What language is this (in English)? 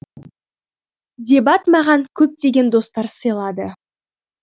Kazakh